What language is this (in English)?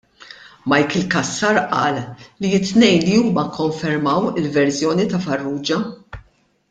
Maltese